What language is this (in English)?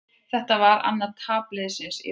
Icelandic